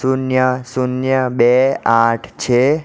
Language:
Gujarati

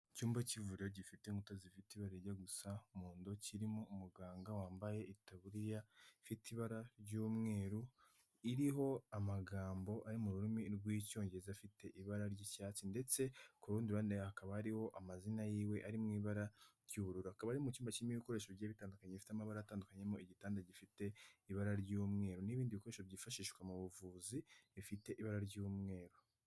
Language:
Kinyarwanda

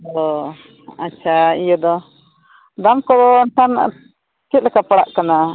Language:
Santali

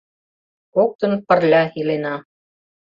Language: Mari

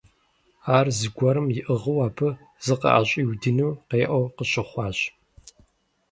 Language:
Kabardian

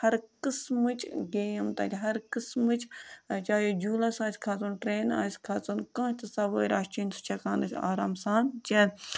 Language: Kashmiri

